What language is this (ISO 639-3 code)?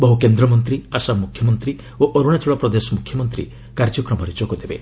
ori